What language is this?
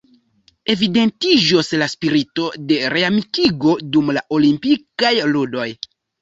Esperanto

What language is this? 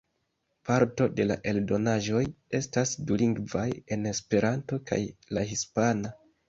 Esperanto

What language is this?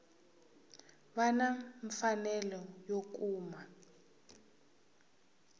Tsonga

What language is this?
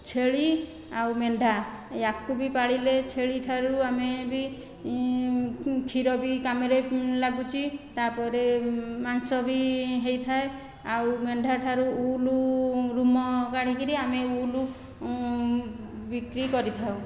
Odia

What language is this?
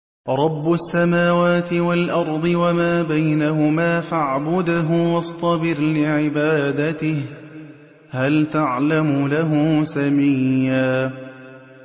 Arabic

